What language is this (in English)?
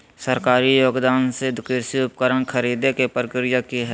Magahi